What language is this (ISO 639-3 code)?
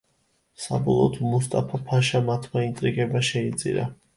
kat